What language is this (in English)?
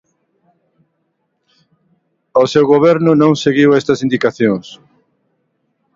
Galician